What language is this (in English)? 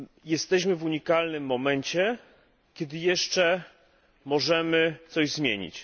Polish